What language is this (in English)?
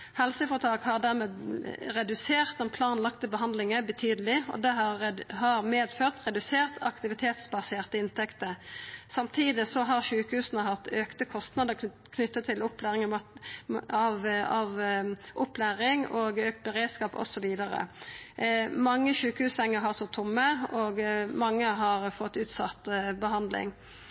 Norwegian Nynorsk